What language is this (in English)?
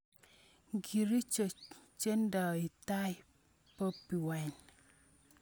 Kalenjin